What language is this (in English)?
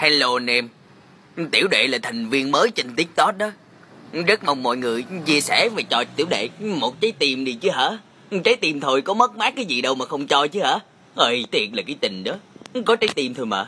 Vietnamese